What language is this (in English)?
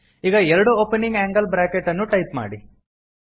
Kannada